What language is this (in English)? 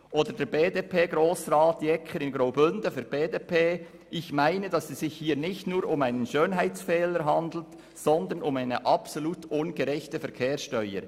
Swiss German